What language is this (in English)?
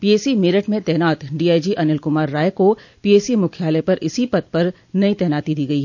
Hindi